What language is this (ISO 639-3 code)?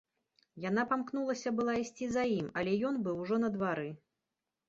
bel